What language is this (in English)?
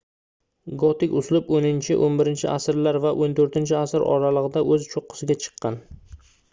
Uzbek